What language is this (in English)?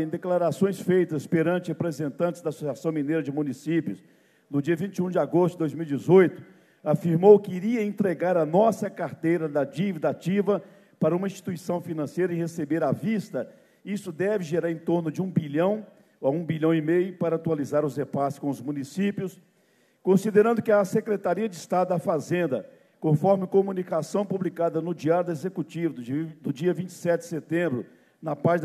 Portuguese